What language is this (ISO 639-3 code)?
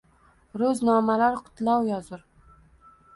uzb